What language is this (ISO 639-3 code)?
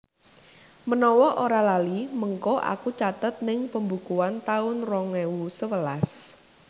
jav